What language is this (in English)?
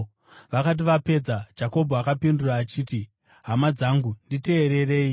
Shona